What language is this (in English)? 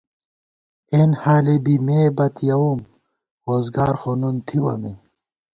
Gawar-Bati